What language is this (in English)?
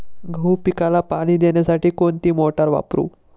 Marathi